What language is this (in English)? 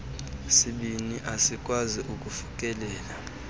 Xhosa